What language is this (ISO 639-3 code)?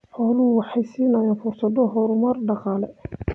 som